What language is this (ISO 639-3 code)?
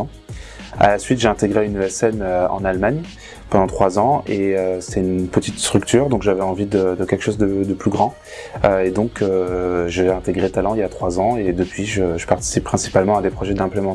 fra